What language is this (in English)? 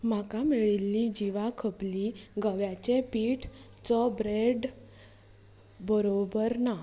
Konkani